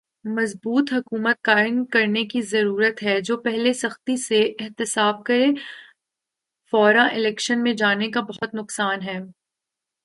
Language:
Urdu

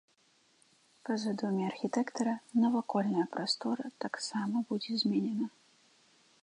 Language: Belarusian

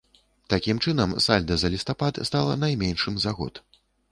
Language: Belarusian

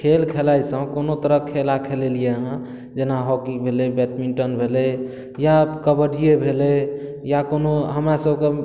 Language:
Maithili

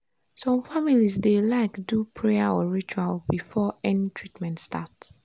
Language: Nigerian Pidgin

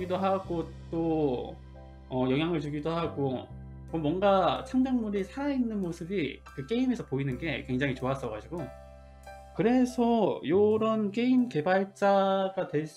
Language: Korean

